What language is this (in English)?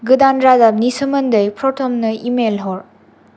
Bodo